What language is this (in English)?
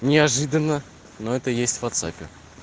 Russian